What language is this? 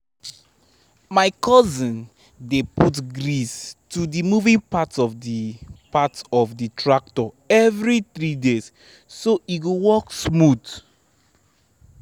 Nigerian Pidgin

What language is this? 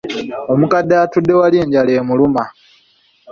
Ganda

